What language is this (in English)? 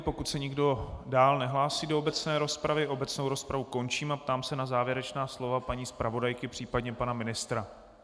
Czech